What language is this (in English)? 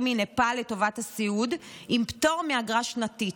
Hebrew